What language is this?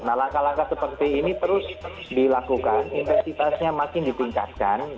Indonesian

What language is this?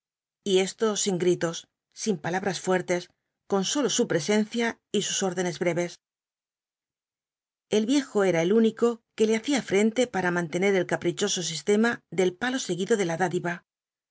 Spanish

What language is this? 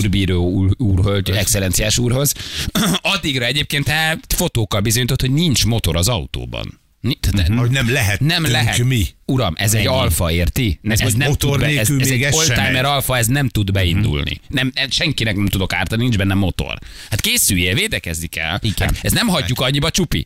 Hungarian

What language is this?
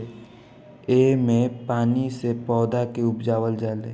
Bhojpuri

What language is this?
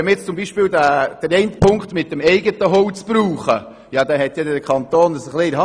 Swiss German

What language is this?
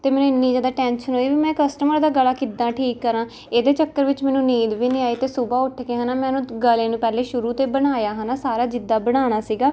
Punjabi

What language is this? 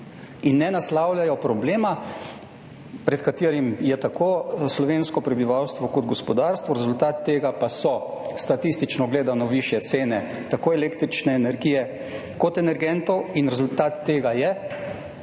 Slovenian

